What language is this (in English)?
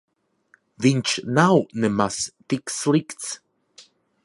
Latvian